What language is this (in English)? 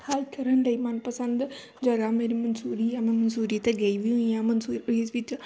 Punjabi